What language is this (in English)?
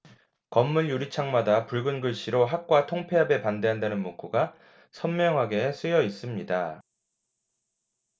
Korean